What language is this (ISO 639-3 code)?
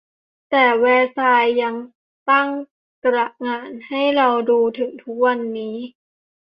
tha